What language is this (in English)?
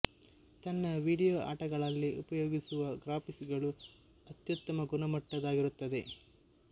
Kannada